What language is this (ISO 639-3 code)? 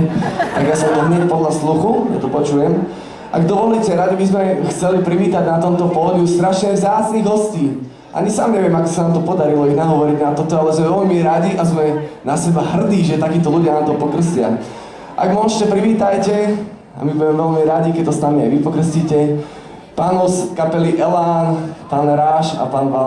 slk